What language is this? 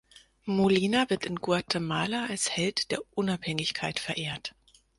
German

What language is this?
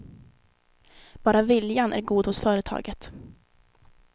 Swedish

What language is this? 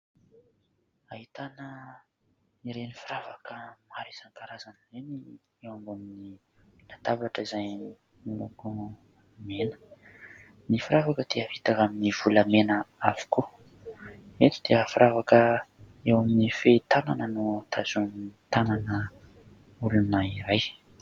Malagasy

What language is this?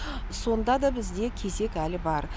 Kazakh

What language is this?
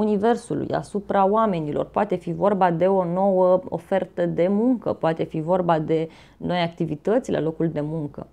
Romanian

